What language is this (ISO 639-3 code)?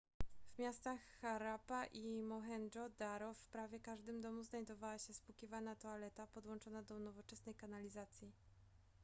pol